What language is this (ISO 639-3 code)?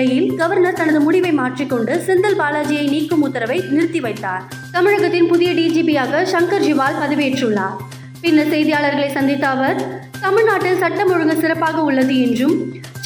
tam